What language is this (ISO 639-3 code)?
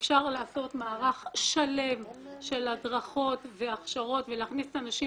heb